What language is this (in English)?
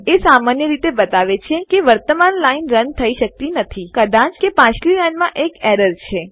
Gujarati